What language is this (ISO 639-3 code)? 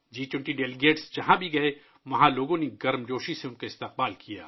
urd